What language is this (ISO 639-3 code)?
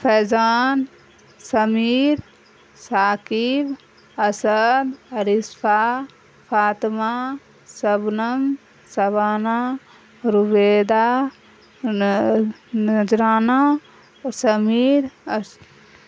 urd